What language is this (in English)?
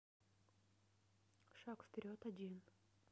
Russian